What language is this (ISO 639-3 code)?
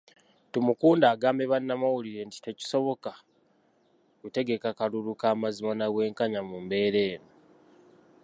lug